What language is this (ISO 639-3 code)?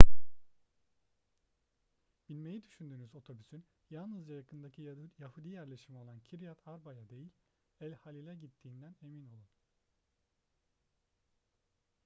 tur